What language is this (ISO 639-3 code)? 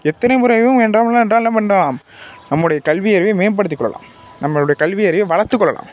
tam